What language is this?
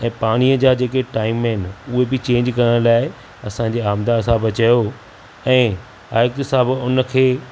Sindhi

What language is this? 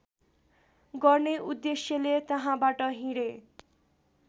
Nepali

